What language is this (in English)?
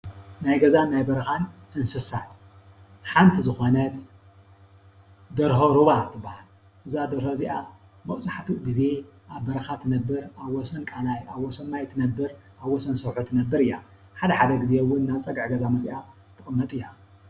Tigrinya